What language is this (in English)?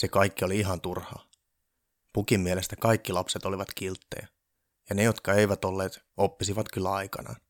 Finnish